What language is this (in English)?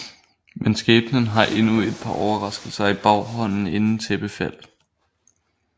Danish